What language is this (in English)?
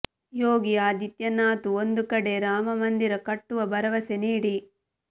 Kannada